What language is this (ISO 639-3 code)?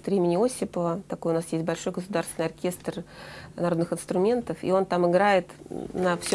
rus